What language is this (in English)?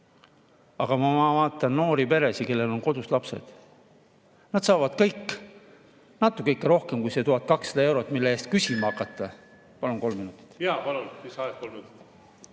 Estonian